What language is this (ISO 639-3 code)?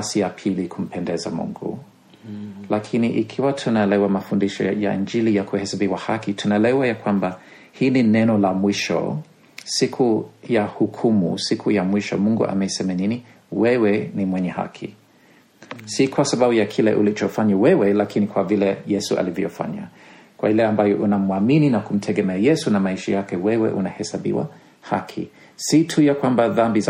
swa